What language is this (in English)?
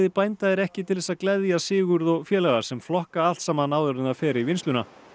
Icelandic